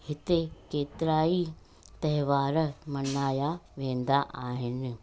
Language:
Sindhi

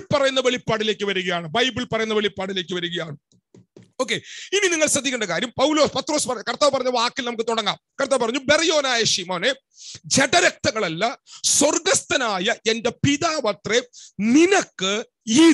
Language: Turkish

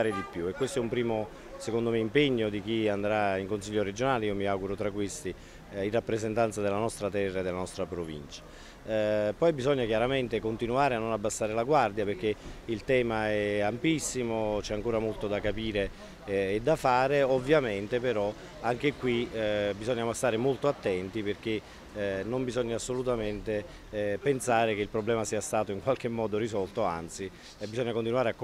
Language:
Italian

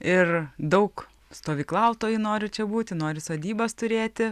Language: Lithuanian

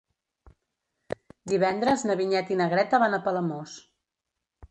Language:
Catalan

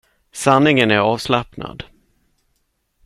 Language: Swedish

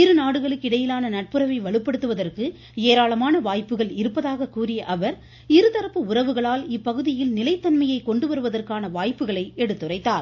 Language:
Tamil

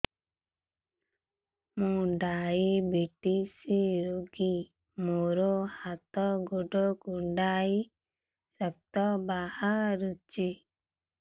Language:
Odia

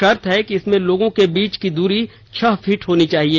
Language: Hindi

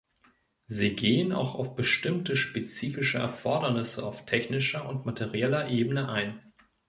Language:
German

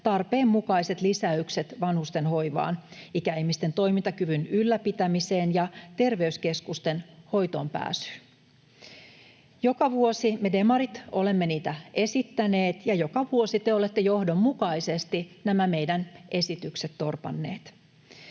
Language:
Finnish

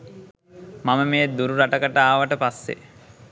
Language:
Sinhala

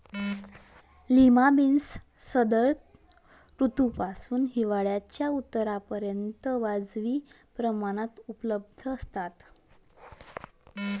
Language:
Marathi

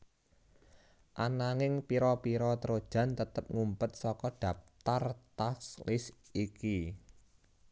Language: Javanese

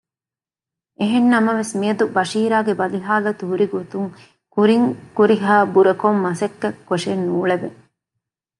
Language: Divehi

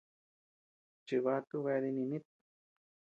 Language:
Tepeuxila Cuicatec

